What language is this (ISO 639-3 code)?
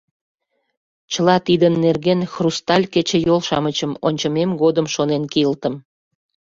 chm